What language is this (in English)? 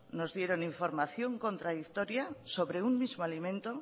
Spanish